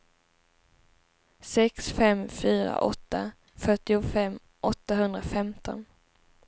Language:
Swedish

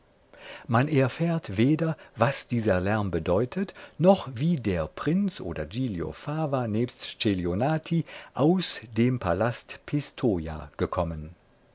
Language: German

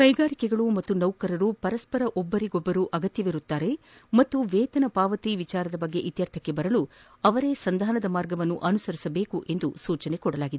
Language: Kannada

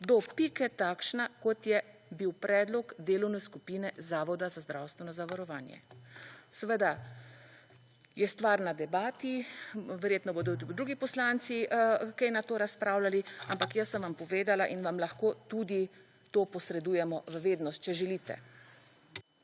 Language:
Slovenian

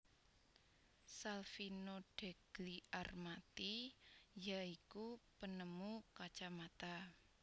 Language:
Javanese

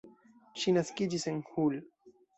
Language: Esperanto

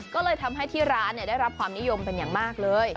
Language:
Thai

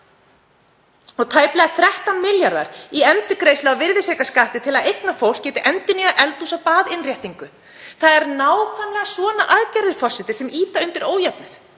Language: Icelandic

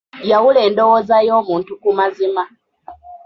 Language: Ganda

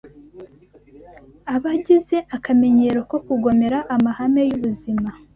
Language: Kinyarwanda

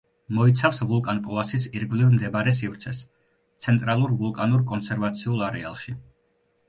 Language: Georgian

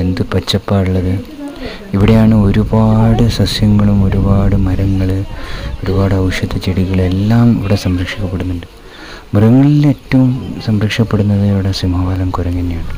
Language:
Malayalam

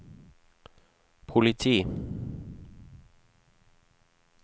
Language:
Norwegian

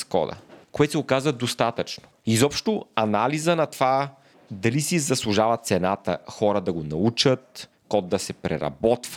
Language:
Bulgarian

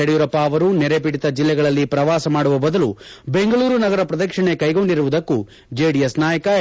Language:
Kannada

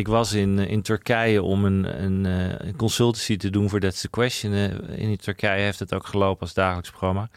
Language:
Dutch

